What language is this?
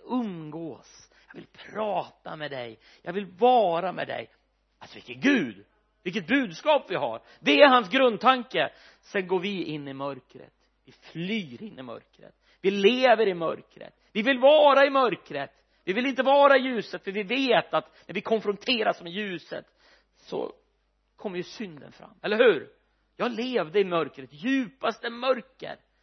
Swedish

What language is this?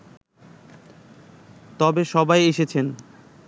Bangla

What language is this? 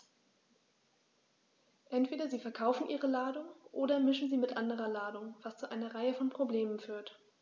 German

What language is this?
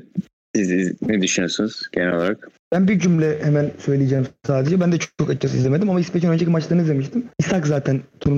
Turkish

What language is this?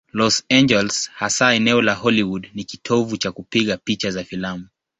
Swahili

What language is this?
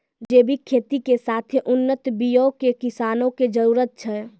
Maithili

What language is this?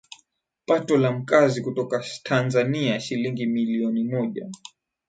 Swahili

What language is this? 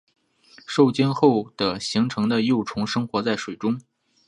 Chinese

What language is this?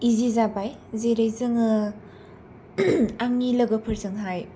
Bodo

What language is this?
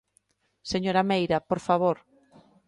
Galician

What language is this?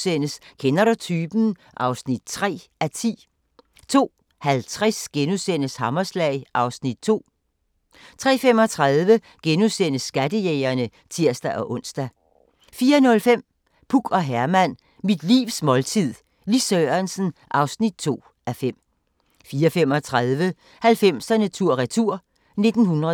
Danish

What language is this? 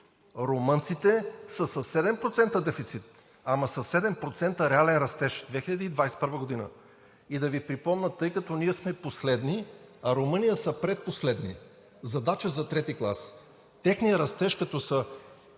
Bulgarian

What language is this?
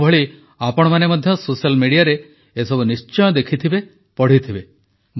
Odia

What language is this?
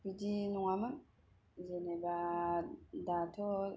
Bodo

